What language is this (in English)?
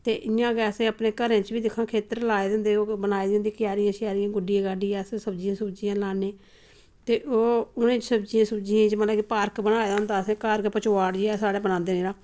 Dogri